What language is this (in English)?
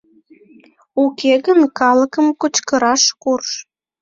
Mari